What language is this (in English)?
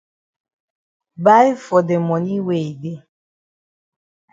Cameroon Pidgin